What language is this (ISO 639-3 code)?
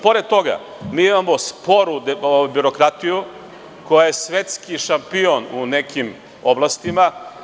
srp